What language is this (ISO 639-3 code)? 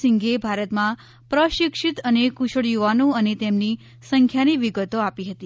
guj